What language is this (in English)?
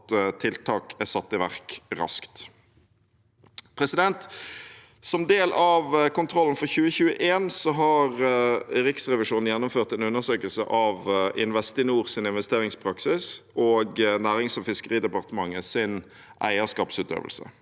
Norwegian